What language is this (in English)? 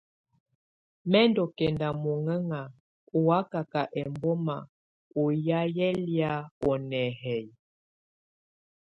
Tunen